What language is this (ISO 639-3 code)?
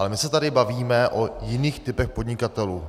ces